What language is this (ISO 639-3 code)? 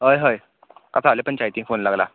kok